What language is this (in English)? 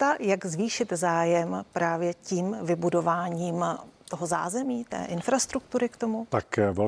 Czech